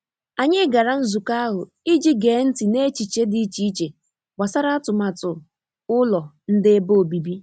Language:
Igbo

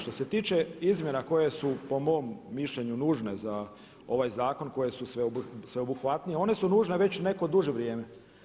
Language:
Croatian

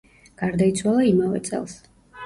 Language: Georgian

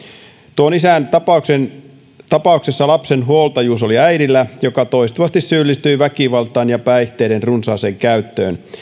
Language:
Finnish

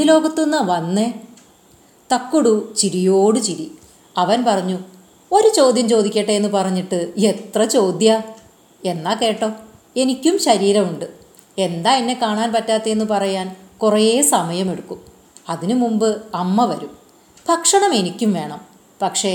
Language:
Malayalam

